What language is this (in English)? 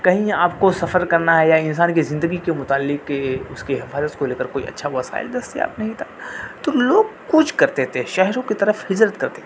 Urdu